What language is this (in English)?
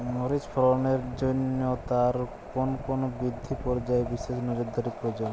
Bangla